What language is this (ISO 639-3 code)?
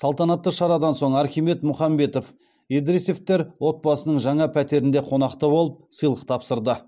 kaz